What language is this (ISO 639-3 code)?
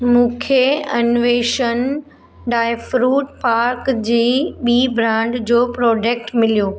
snd